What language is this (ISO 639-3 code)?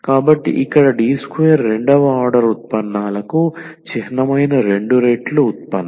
tel